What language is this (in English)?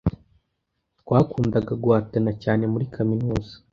Kinyarwanda